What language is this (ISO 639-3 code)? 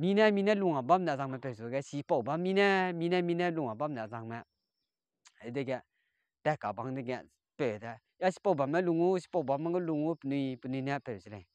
tha